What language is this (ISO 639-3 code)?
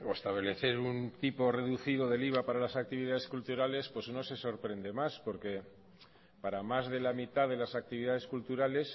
spa